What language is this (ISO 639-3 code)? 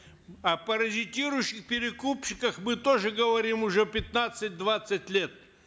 kaz